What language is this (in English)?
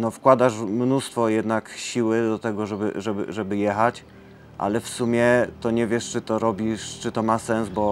Polish